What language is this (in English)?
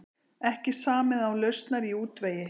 Icelandic